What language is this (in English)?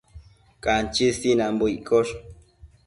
Matsés